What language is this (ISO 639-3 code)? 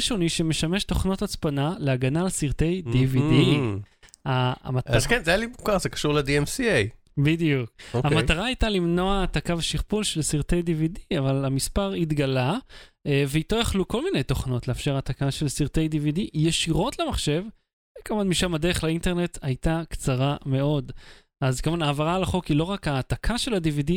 heb